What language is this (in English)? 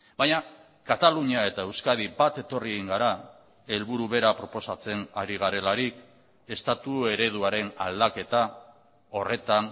Basque